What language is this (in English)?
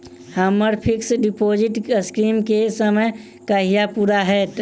Maithili